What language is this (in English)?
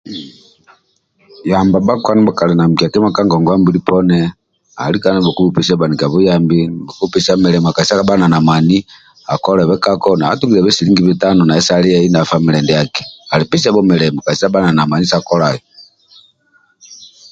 Amba (Uganda)